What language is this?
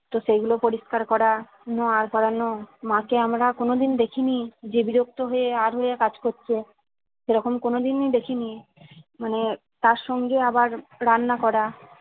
Bangla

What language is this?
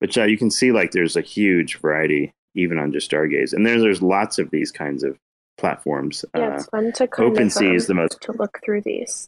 English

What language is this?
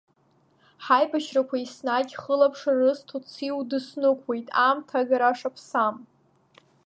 Abkhazian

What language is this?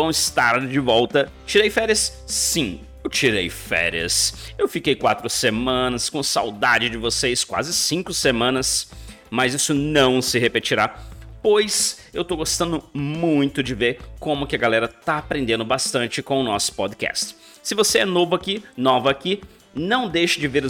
Portuguese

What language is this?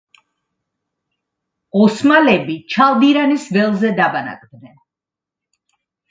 Georgian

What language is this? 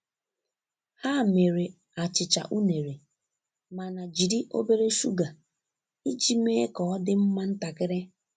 Igbo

